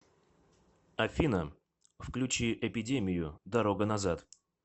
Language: Russian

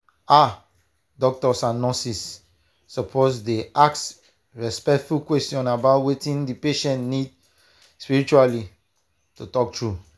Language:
Nigerian Pidgin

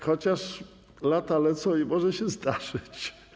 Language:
Polish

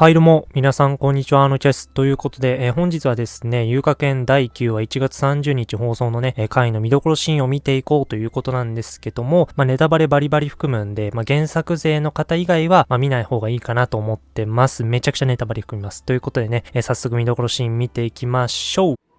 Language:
Japanese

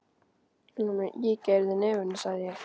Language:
Icelandic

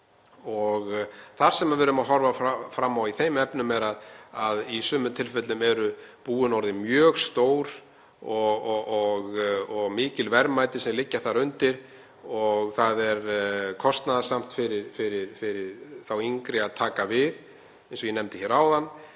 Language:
Icelandic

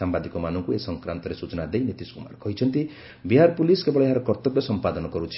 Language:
Odia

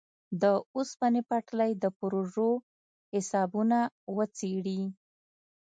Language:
Pashto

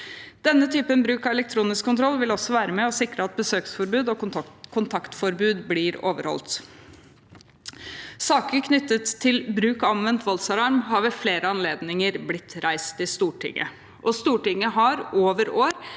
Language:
Norwegian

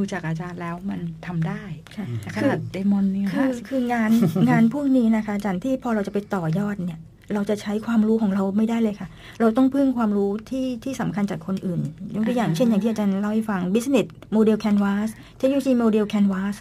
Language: Thai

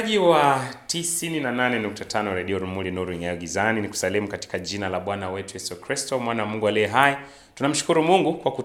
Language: Swahili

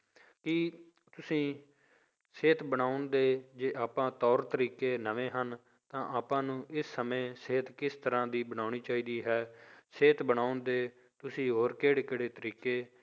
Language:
Punjabi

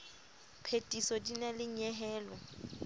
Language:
Southern Sotho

